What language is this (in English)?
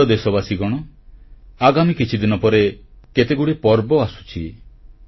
Odia